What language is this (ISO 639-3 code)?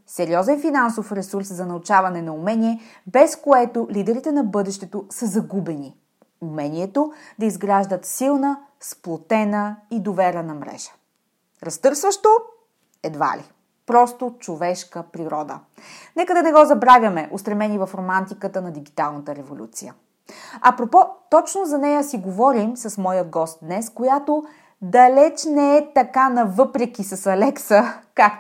bul